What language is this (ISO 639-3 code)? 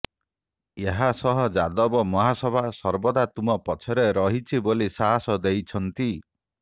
ori